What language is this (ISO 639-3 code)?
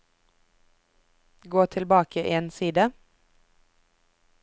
nor